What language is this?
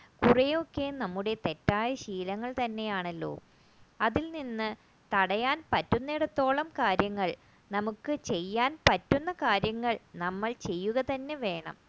Malayalam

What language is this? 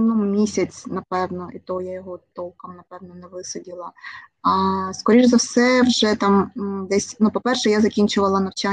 Ukrainian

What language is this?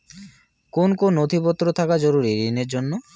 Bangla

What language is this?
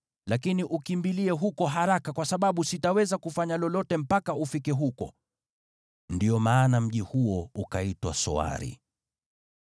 Swahili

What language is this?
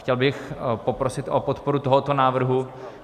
Czech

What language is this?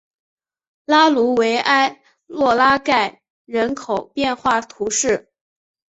Chinese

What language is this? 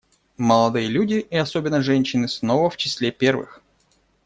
Russian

